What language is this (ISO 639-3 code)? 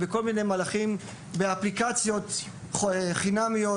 heb